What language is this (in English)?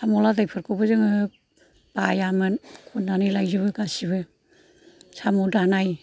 Bodo